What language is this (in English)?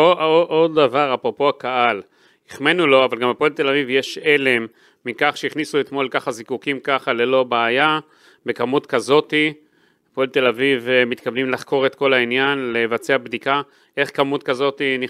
Hebrew